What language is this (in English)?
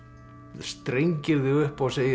Icelandic